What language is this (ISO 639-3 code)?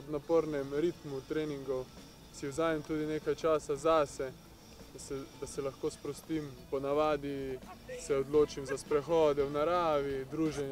ukr